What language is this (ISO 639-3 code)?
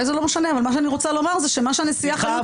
heb